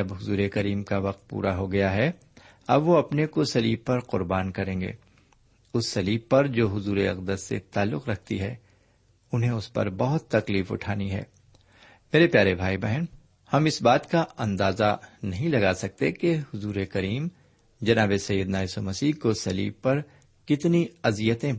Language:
Urdu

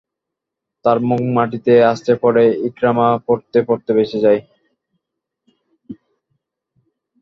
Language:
Bangla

